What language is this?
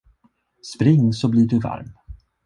Swedish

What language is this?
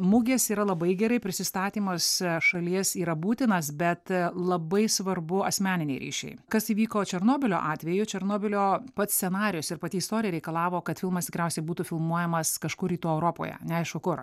Lithuanian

